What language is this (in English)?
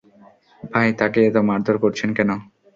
Bangla